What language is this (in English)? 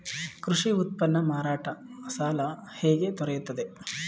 Kannada